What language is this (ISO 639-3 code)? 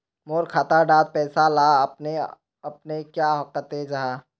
mag